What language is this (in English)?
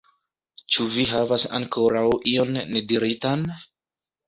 Esperanto